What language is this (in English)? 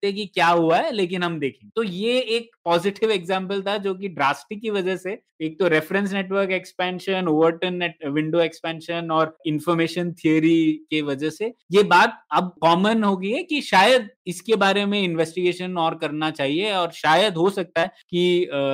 Hindi